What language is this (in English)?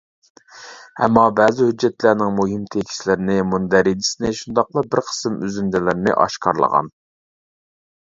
Uyghur